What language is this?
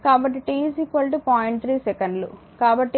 Telugu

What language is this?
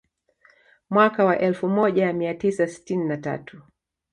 Swahili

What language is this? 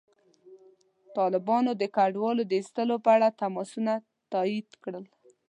Pashto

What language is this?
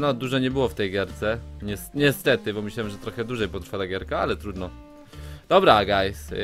Polish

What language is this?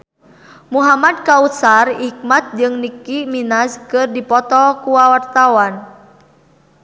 Sundanese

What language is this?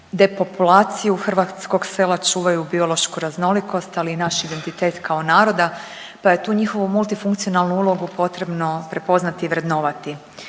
Croatian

